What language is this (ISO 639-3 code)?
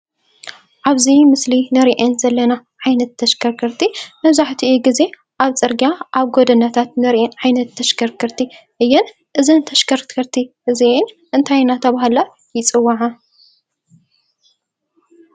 tir